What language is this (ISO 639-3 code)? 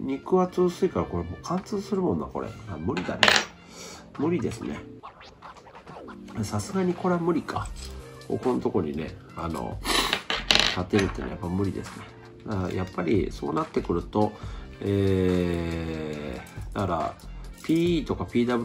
jpn